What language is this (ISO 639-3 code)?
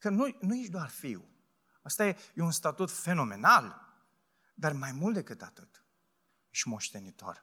ron